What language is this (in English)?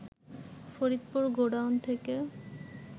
Bangla